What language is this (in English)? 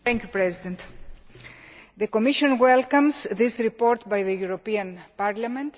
English